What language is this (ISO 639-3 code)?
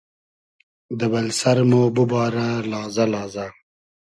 haz